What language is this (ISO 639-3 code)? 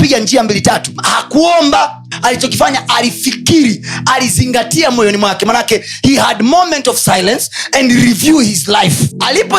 swa